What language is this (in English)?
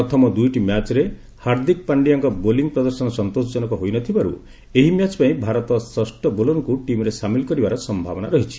Odia